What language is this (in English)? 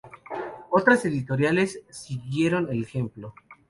Spanish